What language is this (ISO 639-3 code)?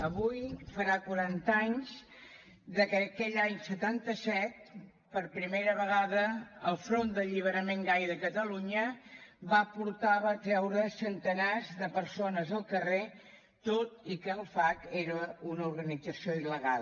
cat